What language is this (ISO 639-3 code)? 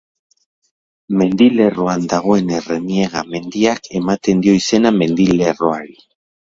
eus